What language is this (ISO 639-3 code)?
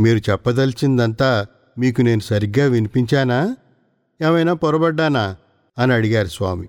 tel